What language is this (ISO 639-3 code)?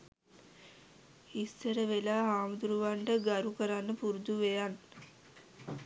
sin